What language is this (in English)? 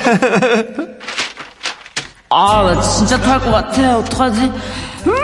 Korean